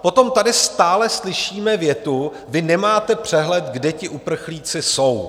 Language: Czech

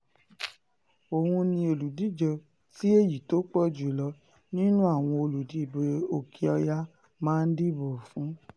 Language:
Yoruba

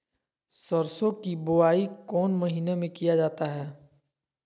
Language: Magahi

